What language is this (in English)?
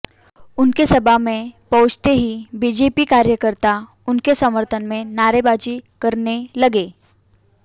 Hindi